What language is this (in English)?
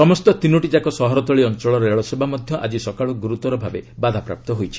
Odia